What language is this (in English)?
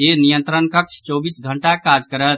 Maithili